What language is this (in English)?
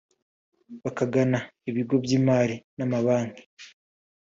Kinyarwanda